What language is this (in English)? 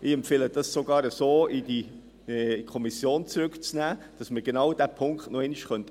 Swiss German